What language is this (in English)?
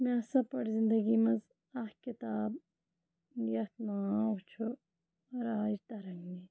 Kashmiri